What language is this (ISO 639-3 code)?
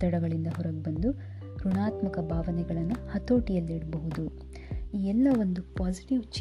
kan